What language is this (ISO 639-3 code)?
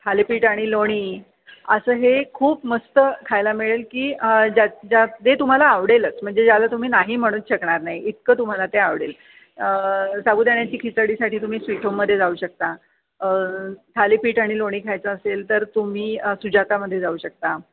mar